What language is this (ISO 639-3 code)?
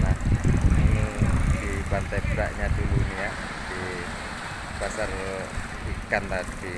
ind